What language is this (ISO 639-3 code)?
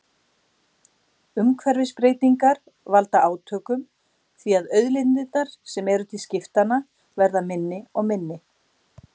isl